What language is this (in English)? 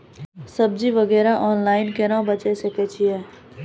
Maithili